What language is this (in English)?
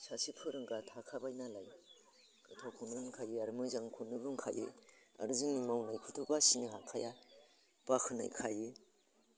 Bodo